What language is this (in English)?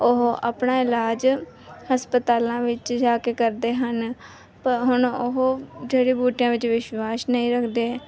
Punjabi